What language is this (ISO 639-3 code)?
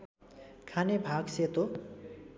nep